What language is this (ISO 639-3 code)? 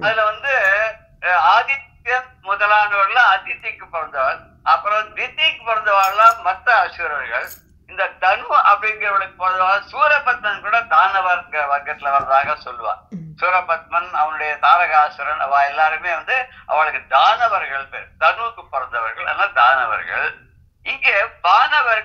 tur